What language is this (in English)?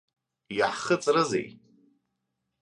Abkhazian